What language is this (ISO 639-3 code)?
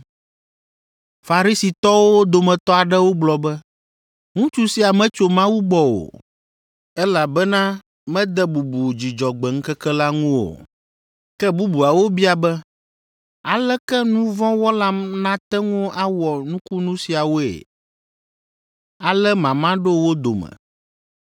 ewe